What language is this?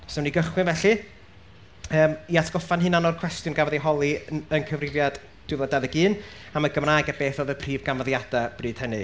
Welsh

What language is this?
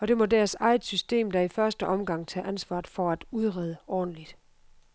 Danish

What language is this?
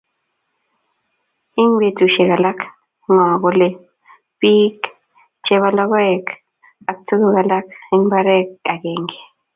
Kalenjin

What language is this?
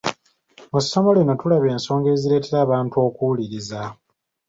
Ganda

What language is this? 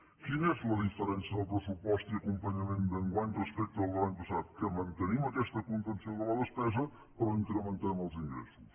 Catalan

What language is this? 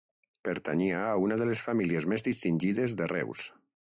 Catalan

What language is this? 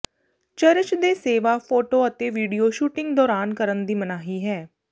Punjabi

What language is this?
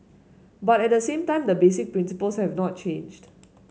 English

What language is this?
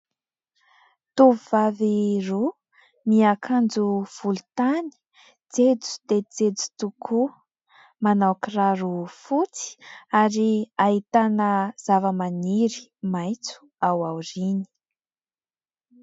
Malagasy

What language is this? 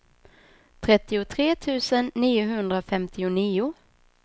Swedish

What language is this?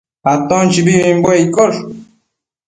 Matsés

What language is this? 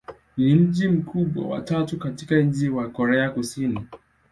Swahili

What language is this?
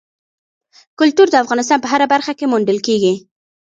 Pashto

